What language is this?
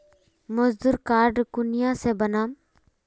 Magahi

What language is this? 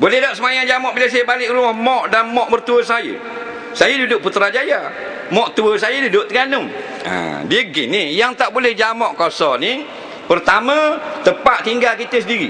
Malay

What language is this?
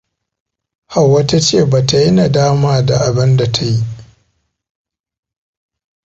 Hausa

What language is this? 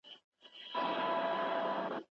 Pashto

